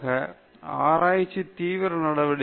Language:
Tamil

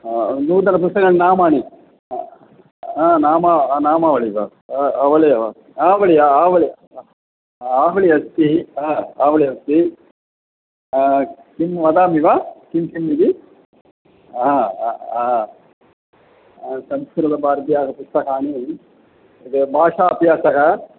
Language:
Sanskrit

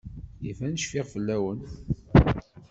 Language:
Kabyle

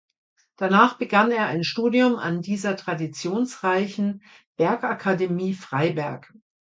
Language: German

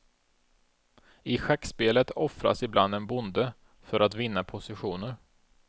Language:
Swedish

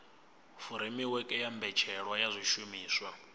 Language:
Venda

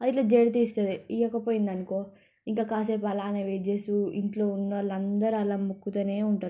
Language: Telugu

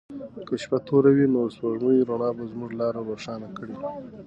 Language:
Pashto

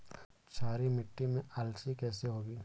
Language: Hindi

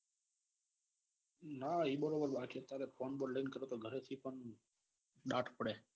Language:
Gujarati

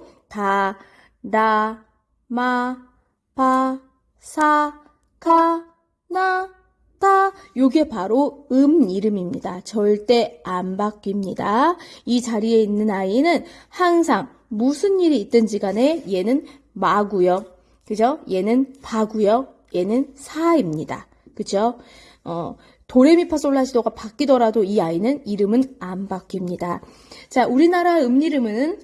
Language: Korean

